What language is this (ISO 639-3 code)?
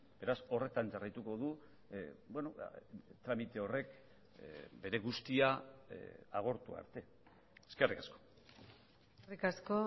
eus